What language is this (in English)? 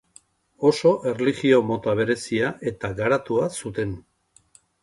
Basque